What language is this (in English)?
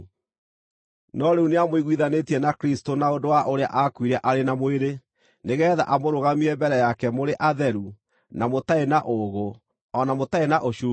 Kikuyu